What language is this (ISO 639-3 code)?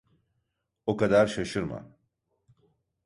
tur